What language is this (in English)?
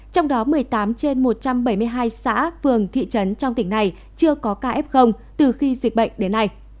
Vietnamese